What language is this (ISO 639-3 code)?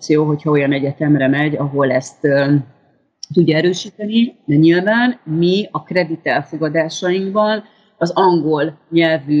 hun